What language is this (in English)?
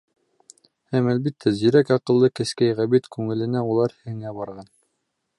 Bashkir